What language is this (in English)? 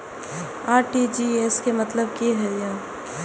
Maithili